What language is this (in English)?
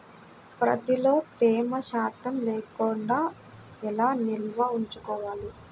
Telugu